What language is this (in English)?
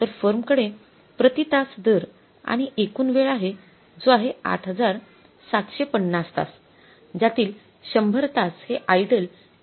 Marathi